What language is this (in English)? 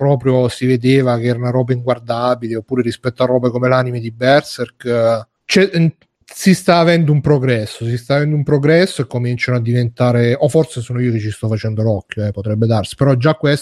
Italian